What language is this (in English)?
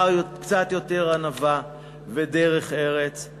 Hebrew